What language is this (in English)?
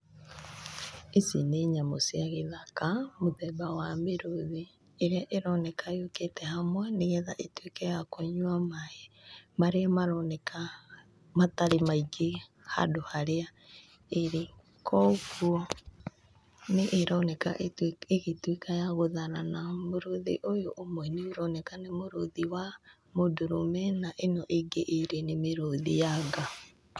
Kikuyu